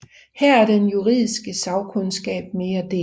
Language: Danish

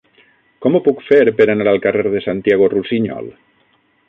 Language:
Catalan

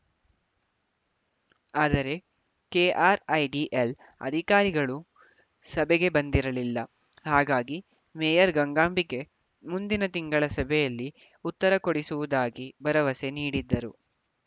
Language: Kannada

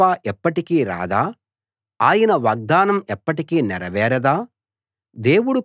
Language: Telugu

